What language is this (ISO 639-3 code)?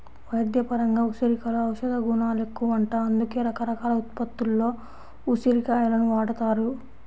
tel